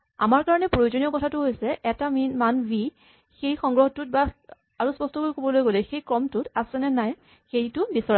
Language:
Assamese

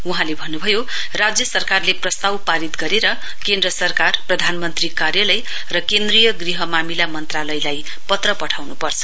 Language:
Nepali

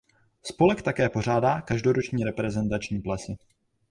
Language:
Czech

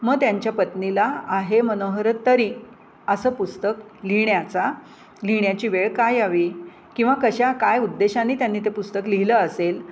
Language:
Marathi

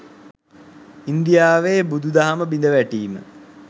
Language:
Sinhala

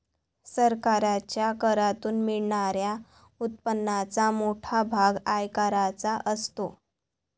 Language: Marathi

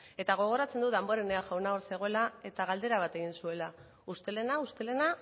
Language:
Basque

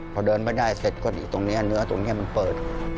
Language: Thai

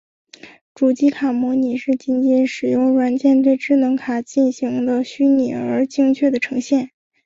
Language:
Chinese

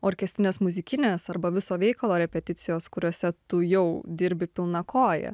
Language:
Lithuanian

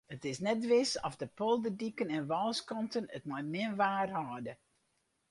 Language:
Western Frisian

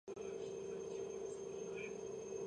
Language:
Georgian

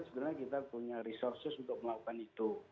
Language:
Indonesian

